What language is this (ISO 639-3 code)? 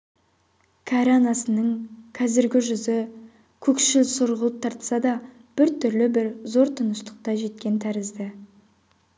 kaz